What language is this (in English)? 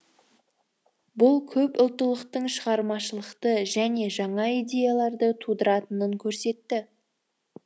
Kazakh